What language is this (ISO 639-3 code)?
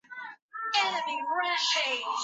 zho